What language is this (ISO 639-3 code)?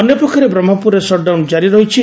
ori